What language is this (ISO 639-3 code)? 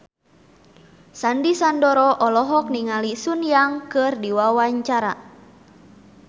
sun